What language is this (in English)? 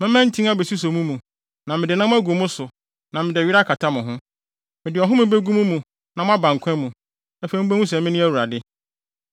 Akan